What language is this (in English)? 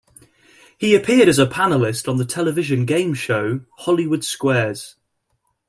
English